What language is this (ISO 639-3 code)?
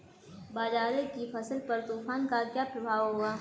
hin